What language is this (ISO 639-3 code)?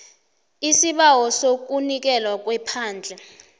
nbl